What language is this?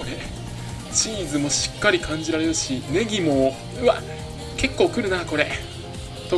Japanese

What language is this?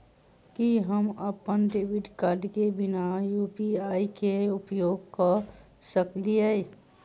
Maithili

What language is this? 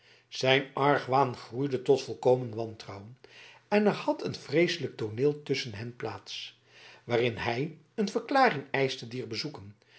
Dutch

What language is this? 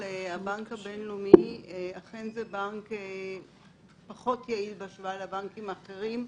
Hebrew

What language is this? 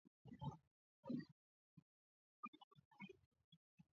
Swahili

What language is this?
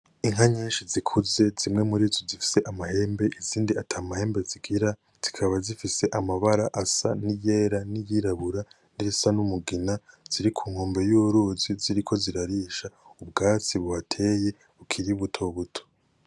Rundi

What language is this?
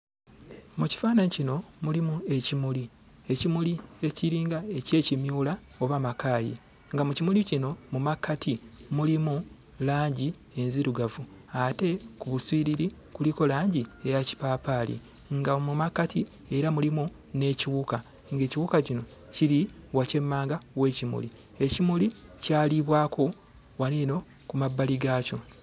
Ganda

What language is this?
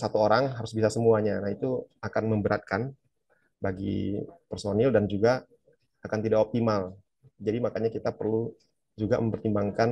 Indonesian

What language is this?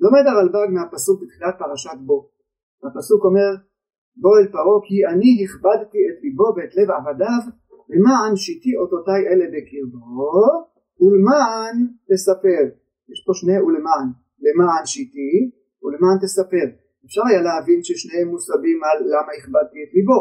Hebrew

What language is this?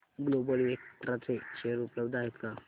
Marathi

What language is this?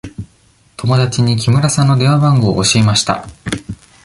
Japanese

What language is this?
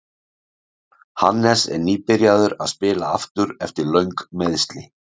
Icelandic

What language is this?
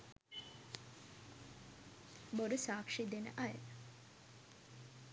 Sinhala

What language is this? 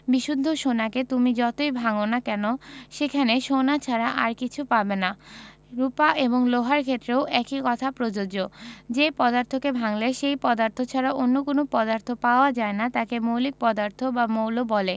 Bangla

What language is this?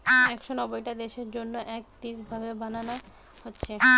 Bangla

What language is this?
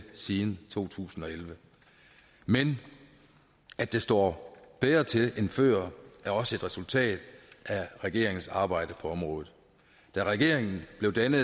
Danish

